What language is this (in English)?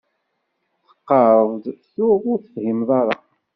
Kabyle